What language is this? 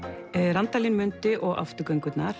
Icelandic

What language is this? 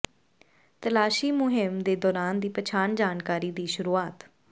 Punjabi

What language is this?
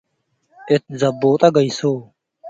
Tigre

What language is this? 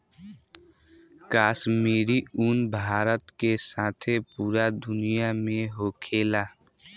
Bhojpuri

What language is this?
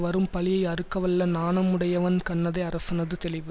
Tamil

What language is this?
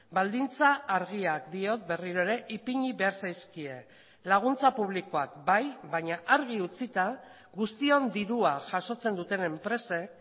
Basque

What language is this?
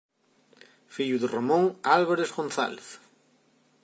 Galician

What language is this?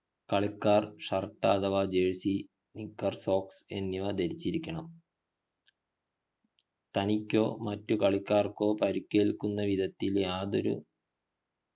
Malayalam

